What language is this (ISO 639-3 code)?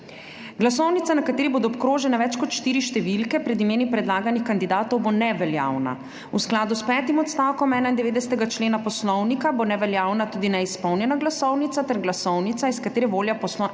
slv